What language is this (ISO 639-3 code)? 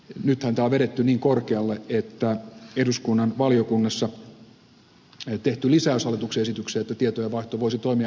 fin